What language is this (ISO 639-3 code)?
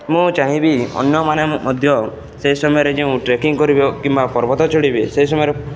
ori